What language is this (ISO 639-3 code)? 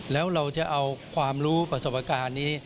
tha